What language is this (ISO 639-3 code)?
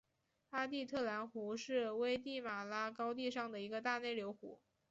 zho